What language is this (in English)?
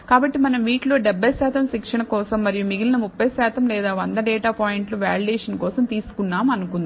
Telugu